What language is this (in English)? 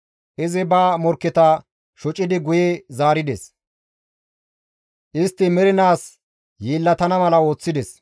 Gamo